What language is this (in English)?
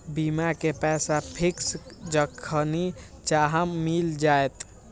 Magahi